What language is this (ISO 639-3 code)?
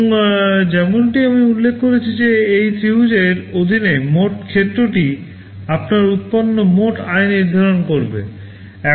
ben